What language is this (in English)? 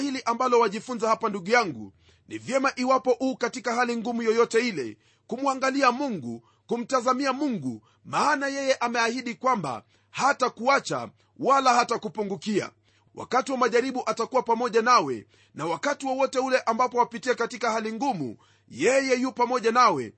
Swahili